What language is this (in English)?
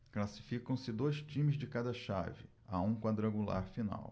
Portuguese